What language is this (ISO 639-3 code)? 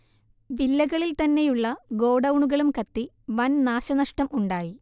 mal